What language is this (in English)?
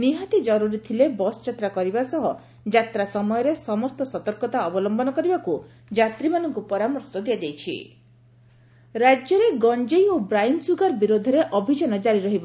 Odia